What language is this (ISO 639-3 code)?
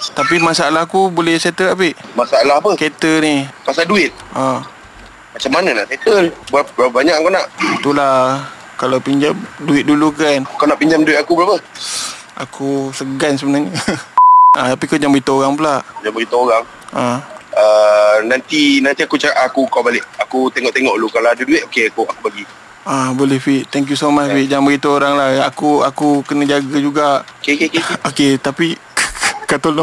msa